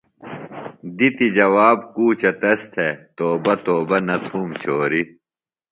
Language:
Phalura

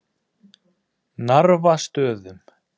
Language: Icelandic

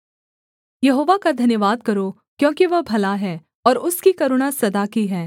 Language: Hindi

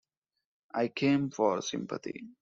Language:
English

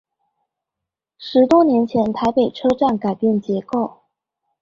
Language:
Chinese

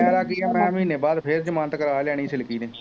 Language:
Punjabi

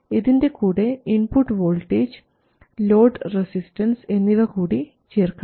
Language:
Malayalam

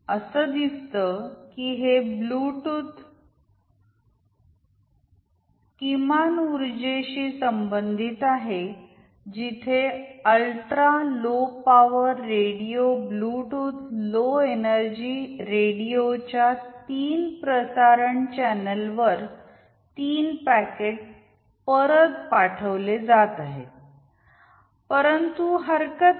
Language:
Marathi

